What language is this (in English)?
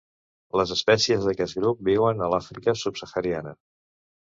Catalan